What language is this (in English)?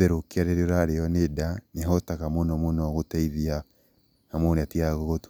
Kikuyu